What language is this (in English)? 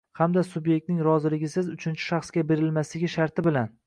Uzbek